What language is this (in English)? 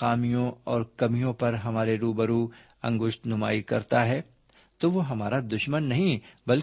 Urdu